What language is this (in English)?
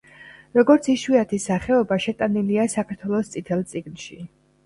Georgian